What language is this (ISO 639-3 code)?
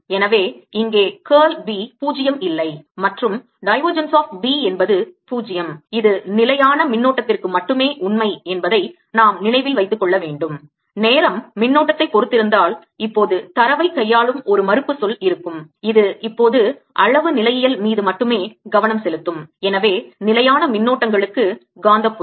tam